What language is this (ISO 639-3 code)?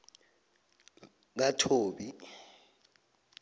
nbl